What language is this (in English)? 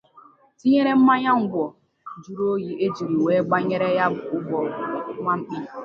Igbo